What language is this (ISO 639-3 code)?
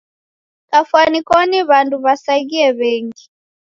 dav